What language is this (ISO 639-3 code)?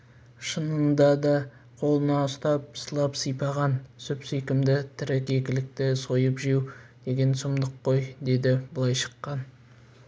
kaz